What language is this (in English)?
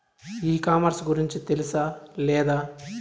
Telugu